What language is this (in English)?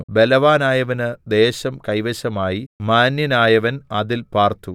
Malayalam